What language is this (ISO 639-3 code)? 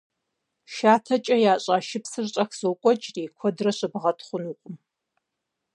kbd